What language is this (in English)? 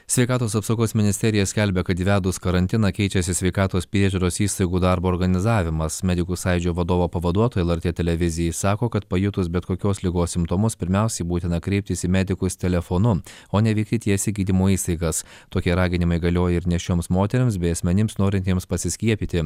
Lithuanian